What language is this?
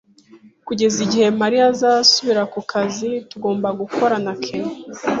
Kinyarwanda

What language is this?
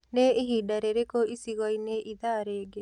Kikuyu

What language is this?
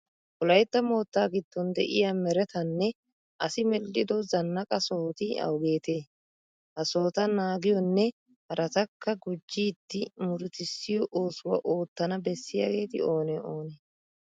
Wolaytta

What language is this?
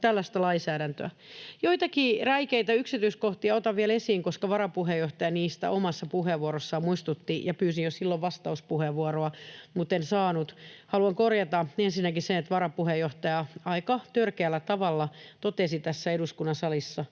Finnish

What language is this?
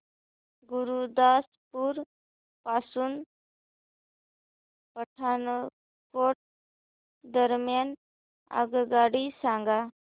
Marathi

